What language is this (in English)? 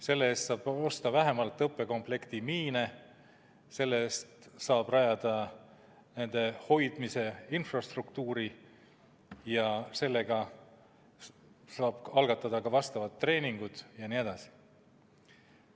Estonian